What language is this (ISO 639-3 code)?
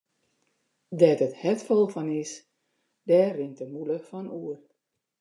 fry